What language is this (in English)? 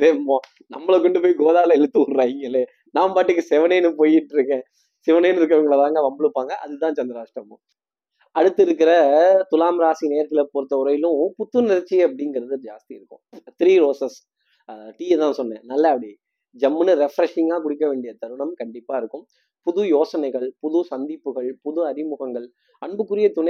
Tamil